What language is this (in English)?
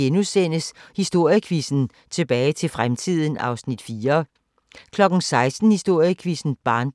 Danish